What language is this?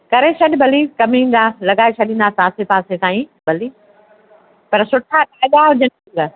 Sindhi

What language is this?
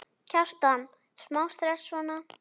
Icelandic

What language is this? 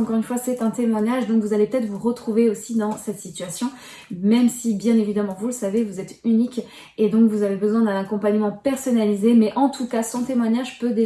French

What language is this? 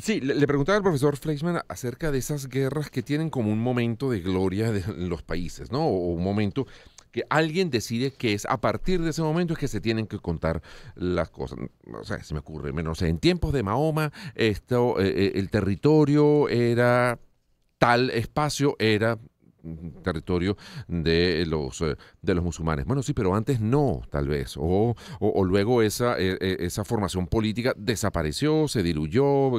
Spanish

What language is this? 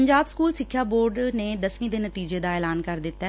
Punjabi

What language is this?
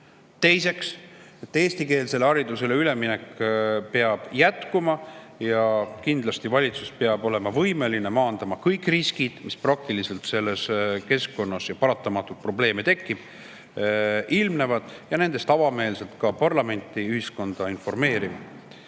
Estonian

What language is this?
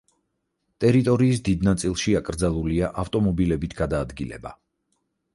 Georgian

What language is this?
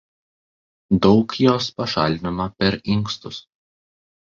Lithuanian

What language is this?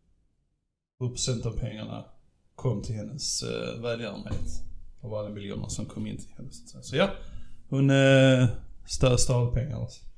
Swedish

